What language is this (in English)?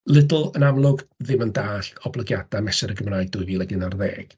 Welsh